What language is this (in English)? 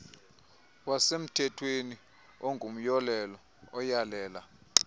Xhosa